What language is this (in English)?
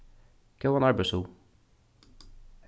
Faroese